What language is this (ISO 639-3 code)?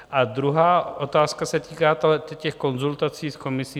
ces